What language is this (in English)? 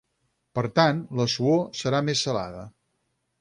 Catalan